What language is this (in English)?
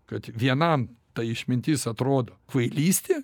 Lithuanian